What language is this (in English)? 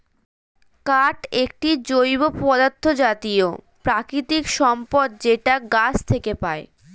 Bangla